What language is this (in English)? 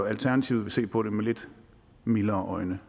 Danish